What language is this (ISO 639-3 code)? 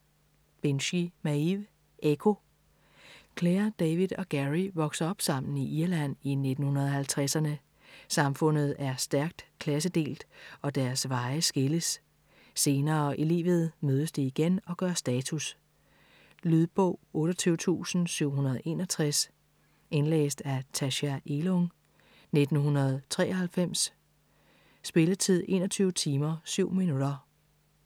dan